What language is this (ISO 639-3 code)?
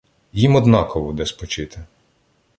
ukr